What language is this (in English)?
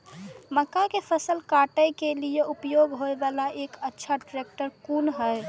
Maithili